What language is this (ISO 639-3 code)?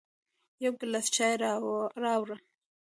pus